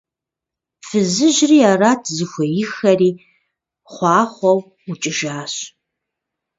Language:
Kabardian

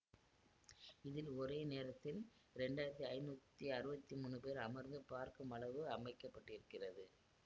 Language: Tamil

